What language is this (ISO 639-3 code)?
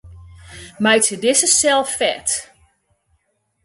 fry